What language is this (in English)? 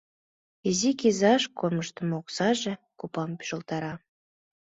Mari